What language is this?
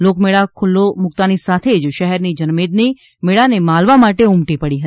Gujarati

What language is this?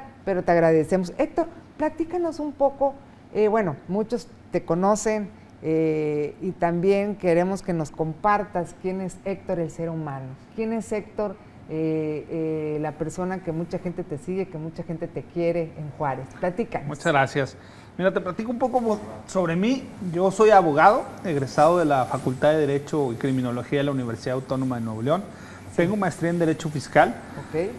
Spanish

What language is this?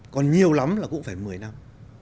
Vietnamese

